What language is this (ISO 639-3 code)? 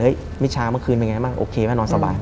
tha